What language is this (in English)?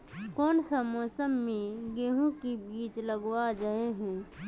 Magahi